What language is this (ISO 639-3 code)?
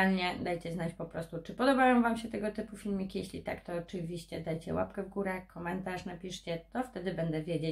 pol